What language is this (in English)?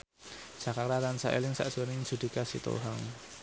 Javanese